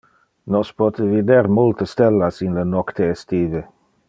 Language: Interlingua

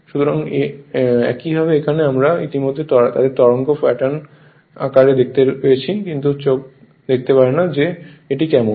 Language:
Bangla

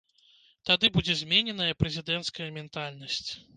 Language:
Belarusian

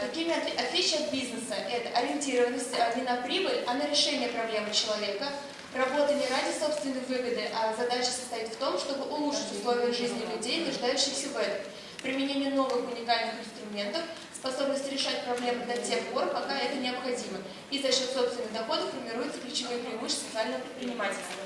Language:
Russian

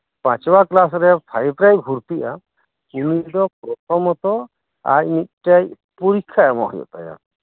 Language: Santali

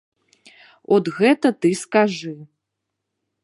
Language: Belarusian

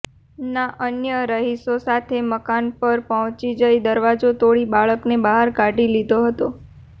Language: Gujarati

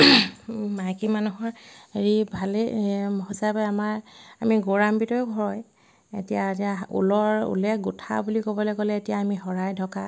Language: Assamese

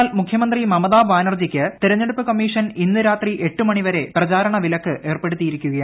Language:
Malayalam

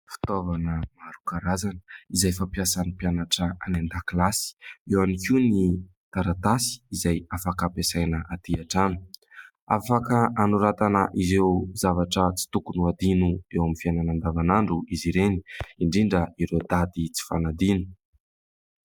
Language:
Malagasy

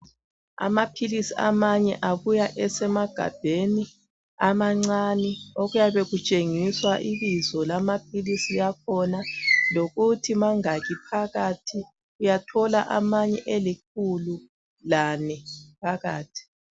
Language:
North Ndebele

